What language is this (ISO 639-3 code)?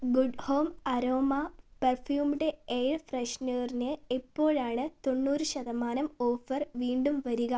mal